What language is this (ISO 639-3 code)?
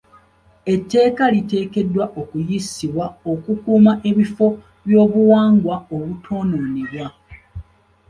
lug